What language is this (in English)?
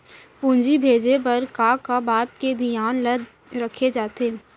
Chhattisgarhi